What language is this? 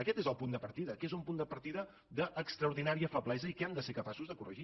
Catalan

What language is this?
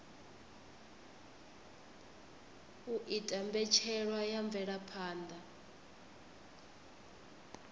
Venda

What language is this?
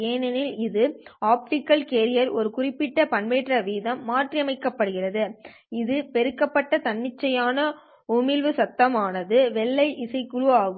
Tamil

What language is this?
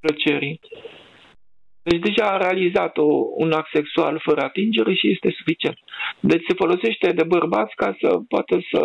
Romanian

